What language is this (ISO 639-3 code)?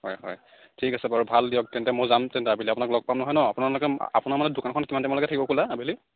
asm